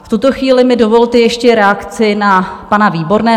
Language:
Czech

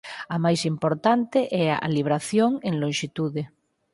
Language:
Galician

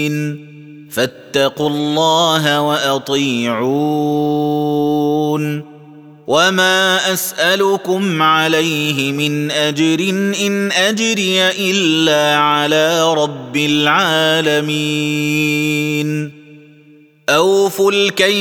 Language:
Arabic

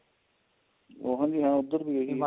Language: Punjabi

